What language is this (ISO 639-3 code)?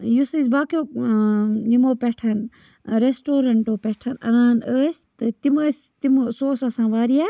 kas